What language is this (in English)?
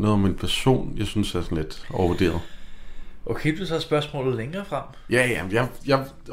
Danish